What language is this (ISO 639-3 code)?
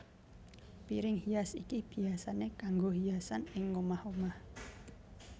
jav